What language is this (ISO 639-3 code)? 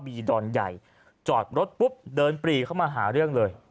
tha